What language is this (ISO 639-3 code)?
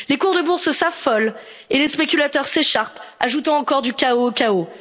fra